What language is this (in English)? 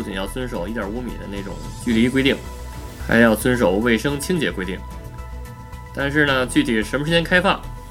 Chinese